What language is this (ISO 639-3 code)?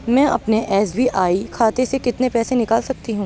urd